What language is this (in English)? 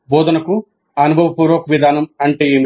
Telugu